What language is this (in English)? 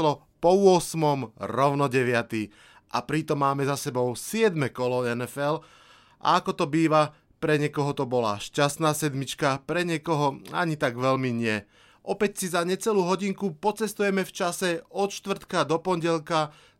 Slovak